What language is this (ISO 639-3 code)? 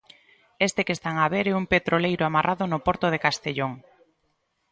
glg